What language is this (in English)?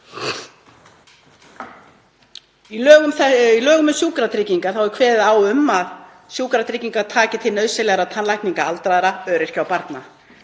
Icelandic